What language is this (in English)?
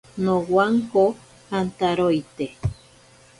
Ashéninka Perené